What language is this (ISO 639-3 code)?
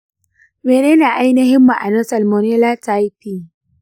hau